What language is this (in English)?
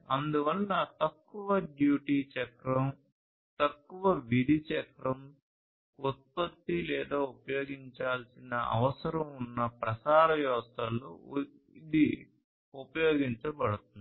Telugu